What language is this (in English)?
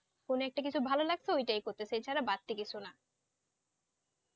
Bangla